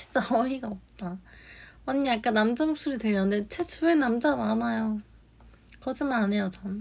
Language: Korean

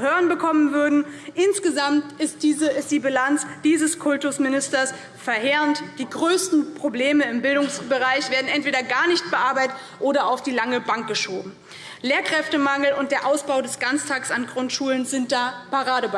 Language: German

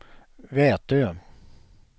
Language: Swedish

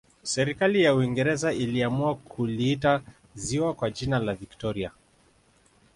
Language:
Swahili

